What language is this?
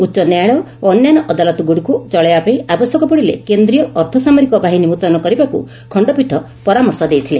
Odia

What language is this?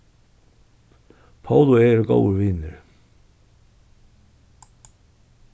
Faroese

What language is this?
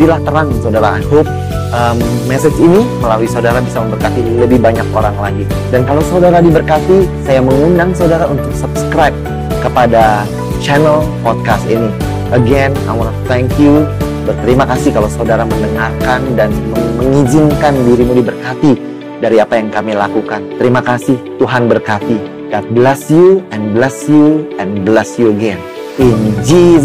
Indonesian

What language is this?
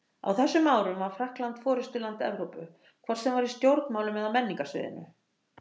Icelandic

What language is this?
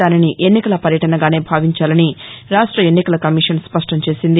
Telugu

